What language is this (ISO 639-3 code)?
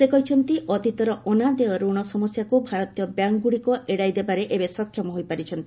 ori